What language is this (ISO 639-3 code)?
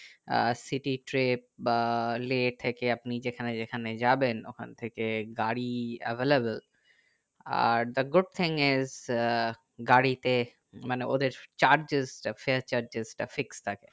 ben